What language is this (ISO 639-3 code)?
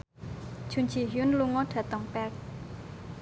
jav